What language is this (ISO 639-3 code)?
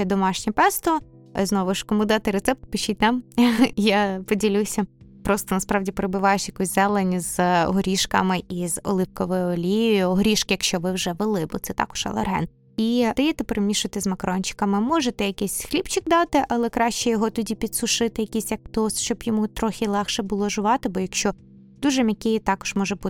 ukr